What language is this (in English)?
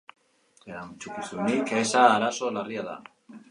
Basque